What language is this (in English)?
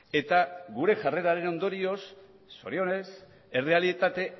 Basque